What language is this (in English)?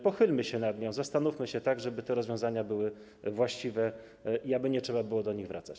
Polish